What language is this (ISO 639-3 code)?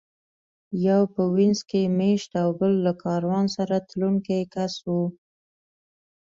pus